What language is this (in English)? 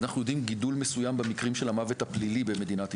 Hebrew